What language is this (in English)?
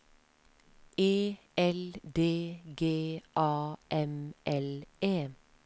Norwegian